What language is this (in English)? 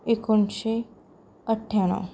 Konkani